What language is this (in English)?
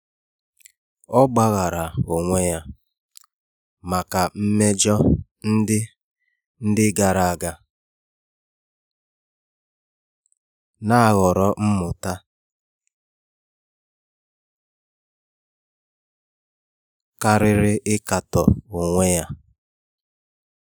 Igbo